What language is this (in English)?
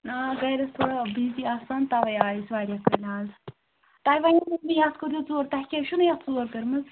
Kashmiri